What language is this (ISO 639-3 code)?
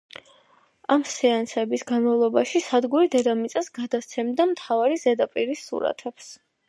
kat